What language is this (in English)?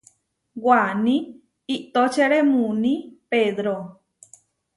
Huarijio